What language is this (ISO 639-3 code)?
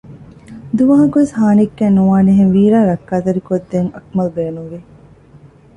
div